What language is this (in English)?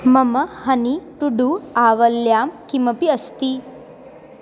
Sanskrit